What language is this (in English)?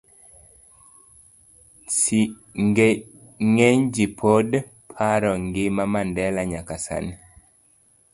Luo (Kenya and Tanzania)